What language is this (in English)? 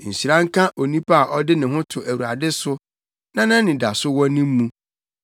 Akan